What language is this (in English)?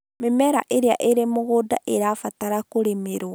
Kikuyu